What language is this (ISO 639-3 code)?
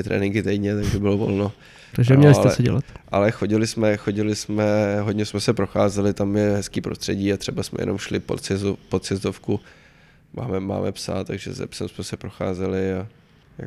ces